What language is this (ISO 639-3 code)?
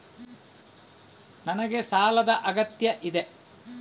kan